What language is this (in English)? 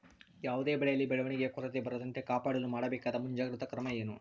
Kannada